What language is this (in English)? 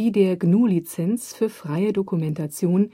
German